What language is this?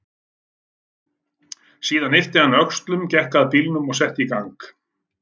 Icelandic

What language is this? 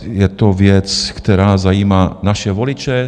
Czech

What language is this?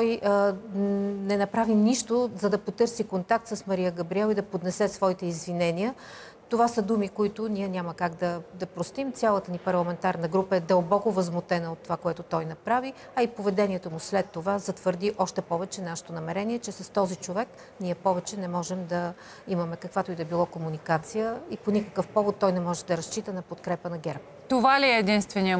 Bulgarian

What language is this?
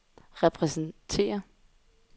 Danish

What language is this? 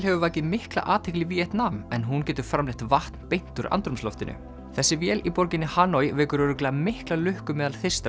Icelandic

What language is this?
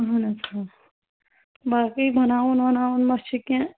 Kashmiri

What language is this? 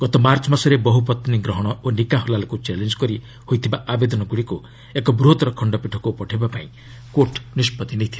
Odia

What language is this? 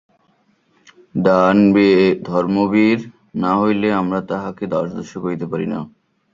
Bangla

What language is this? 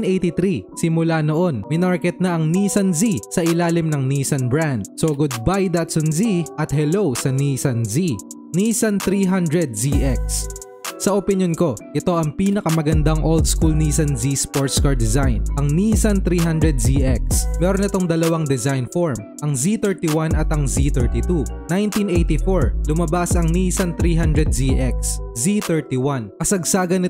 Filipino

